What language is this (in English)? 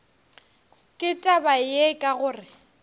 Northern Sotho